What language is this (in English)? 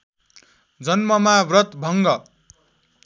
Nepali